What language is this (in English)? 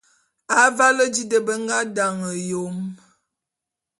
Bulu